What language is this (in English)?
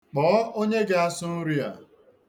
Igbo